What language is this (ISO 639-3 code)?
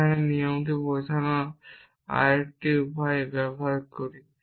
ben